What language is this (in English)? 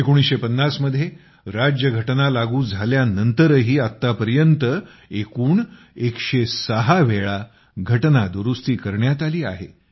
Marathi